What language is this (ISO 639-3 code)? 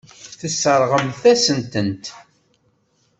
kab